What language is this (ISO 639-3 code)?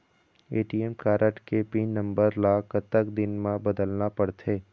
hne